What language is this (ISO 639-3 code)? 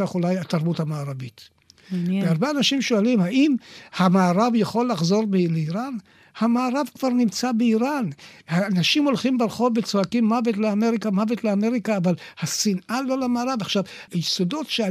heb